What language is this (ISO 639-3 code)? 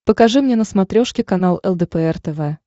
rus